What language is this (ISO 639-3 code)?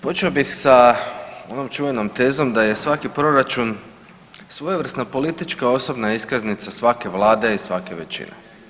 hrv